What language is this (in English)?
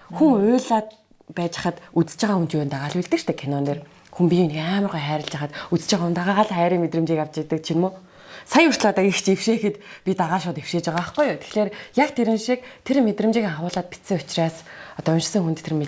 Turkish